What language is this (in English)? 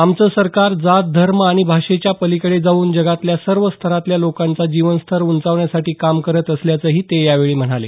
Marathi